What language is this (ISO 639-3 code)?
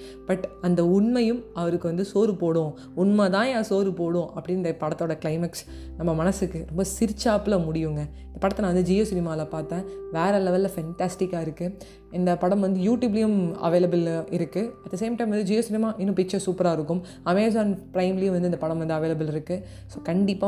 tam